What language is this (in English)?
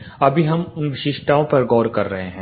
Hindi